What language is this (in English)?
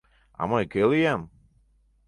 Mari